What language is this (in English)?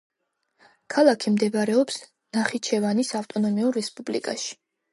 Georgian